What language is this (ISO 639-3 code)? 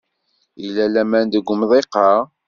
kab